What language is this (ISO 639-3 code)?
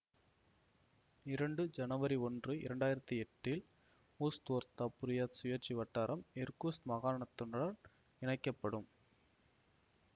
tam